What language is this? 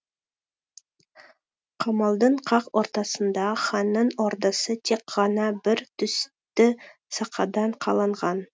Kazakh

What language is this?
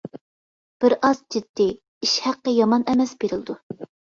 Uyghur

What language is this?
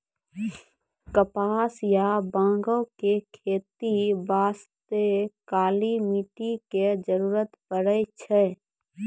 Maithili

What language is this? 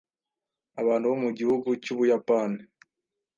Kinyarwanda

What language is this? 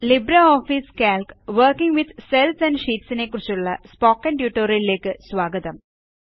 Malayalam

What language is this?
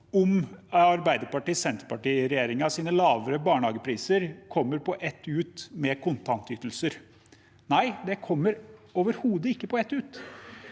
Norwegian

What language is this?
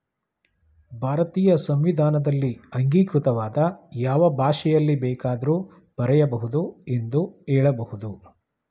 Kannada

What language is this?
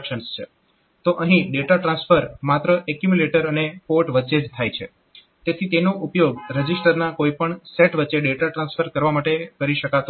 Gujarati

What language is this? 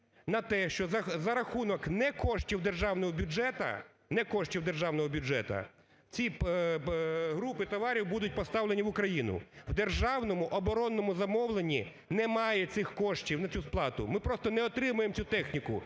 Ukrainian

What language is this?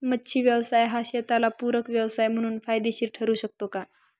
Marathi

